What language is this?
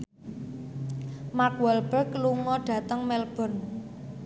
Javanese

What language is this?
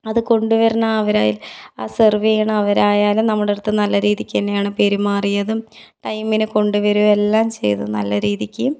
Malayalam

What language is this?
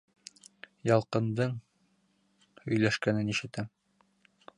Bashkir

